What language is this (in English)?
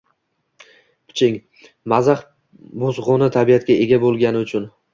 Uzbek